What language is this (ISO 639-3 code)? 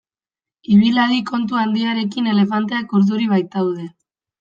eus